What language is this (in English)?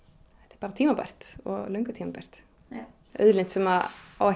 Icelandic